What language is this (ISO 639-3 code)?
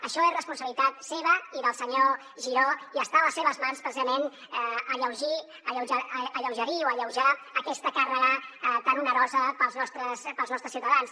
cat